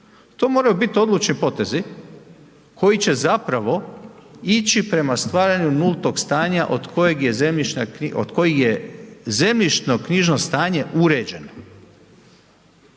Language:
Croatian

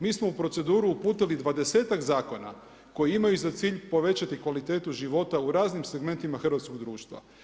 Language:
Croatian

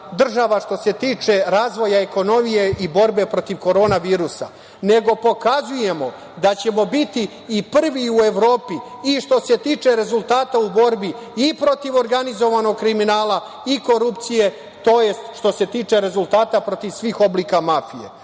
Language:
Serbian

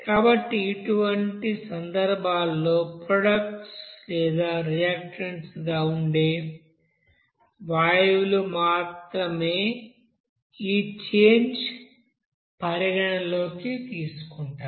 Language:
Telugu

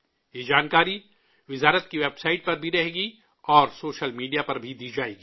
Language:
Urdu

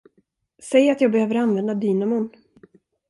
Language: Swedish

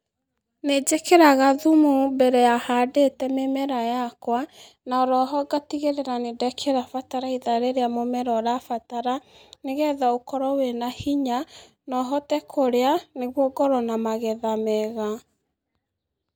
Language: Kikuyu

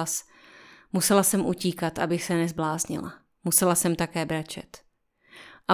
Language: Czech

